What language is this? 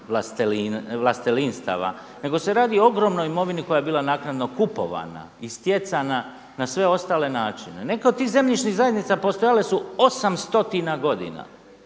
Croatian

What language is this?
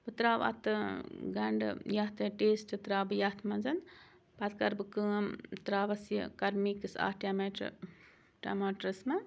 Kashmiri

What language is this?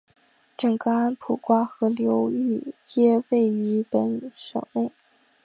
Chinese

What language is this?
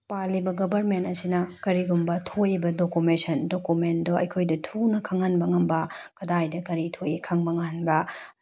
Manipuri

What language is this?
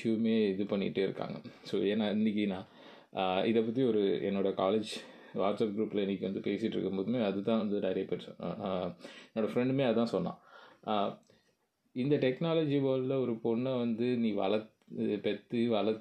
Tamil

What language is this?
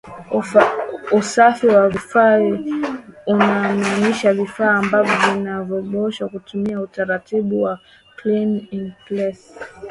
Swahili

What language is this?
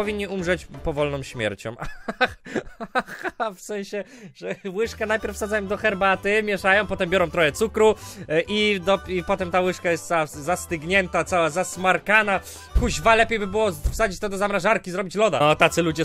Polish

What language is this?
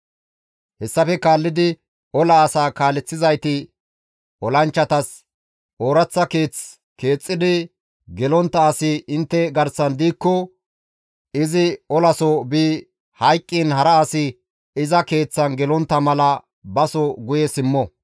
Gamo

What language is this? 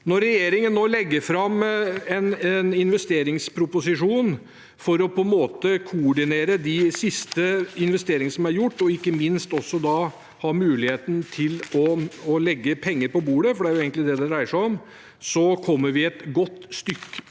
Norwegian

